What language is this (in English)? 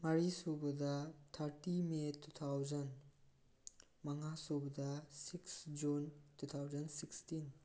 Manipuri